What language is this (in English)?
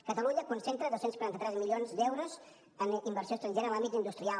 Catalan